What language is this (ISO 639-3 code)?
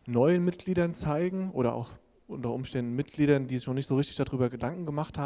deu